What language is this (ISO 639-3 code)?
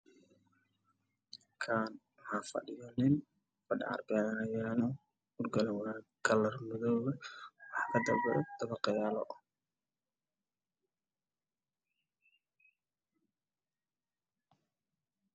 som